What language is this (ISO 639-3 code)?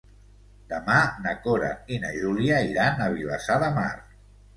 cat